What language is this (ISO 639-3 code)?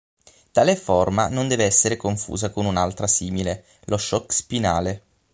ita